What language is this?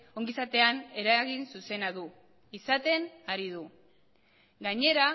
Basque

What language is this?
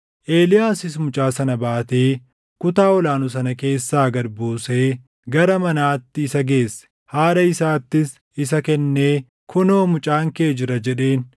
Oromo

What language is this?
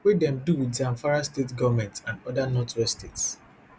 Nigerian Pidgin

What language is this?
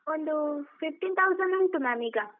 Kannada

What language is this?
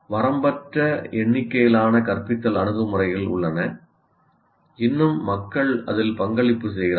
Tamil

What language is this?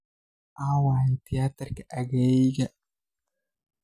Somali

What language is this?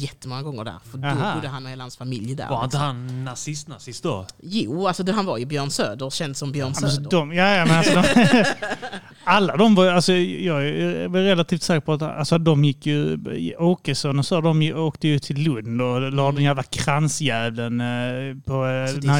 Swedish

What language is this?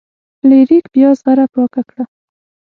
Pashto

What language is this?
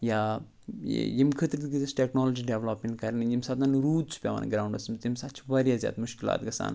Kashmiri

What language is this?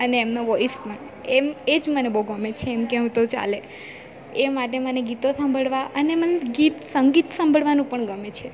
Gujarati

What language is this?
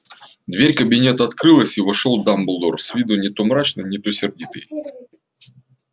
Russian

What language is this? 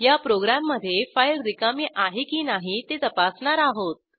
Marathi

